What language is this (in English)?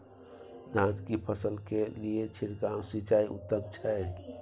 Maithili